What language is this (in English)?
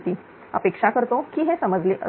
Marathi